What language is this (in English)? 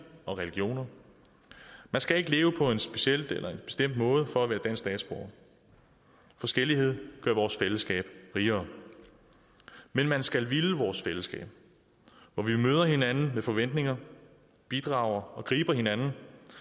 Danish